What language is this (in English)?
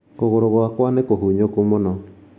Kikuyu